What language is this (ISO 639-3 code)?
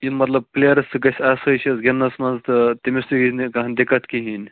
kas